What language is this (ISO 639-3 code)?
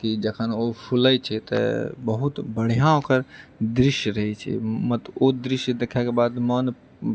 mai